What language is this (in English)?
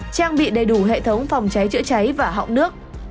Vietnamese